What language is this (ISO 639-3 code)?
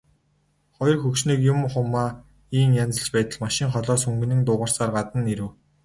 mon